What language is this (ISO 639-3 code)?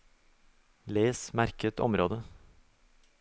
nor